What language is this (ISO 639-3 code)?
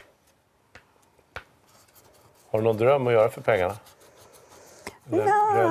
swe